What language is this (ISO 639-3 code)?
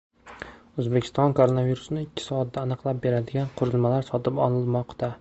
uzb